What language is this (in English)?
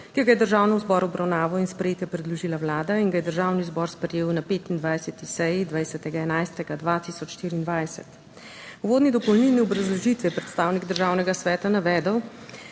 Slovenian